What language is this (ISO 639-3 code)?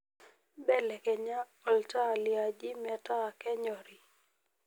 mas